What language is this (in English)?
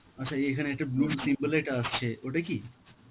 Bangla